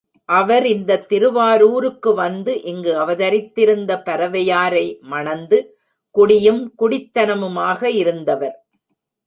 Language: Tamil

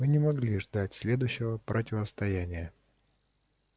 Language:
Russian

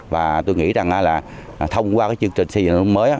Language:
Vietnamese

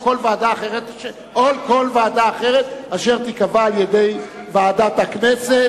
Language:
Hebrew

